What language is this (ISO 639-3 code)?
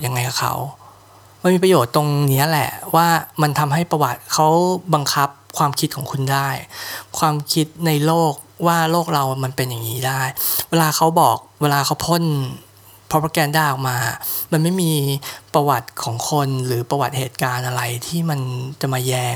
tha